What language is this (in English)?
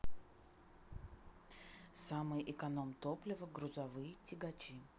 Russian